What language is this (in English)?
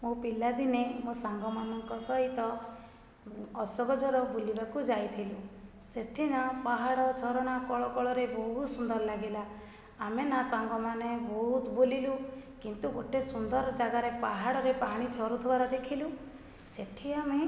Odia